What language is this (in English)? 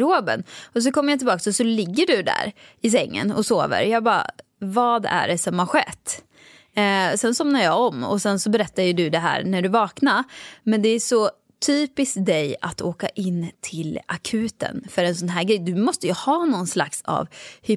Swedish